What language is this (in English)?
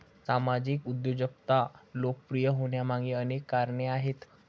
Marathi